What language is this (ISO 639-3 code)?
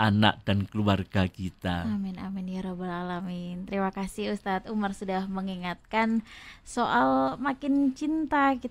ind